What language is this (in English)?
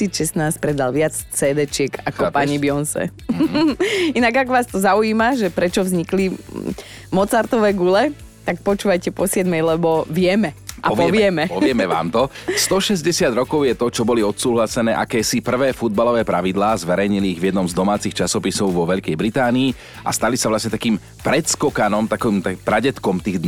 Slovak